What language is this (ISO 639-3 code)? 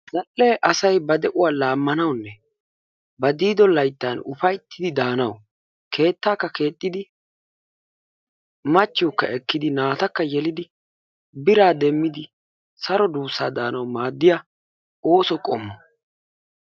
wal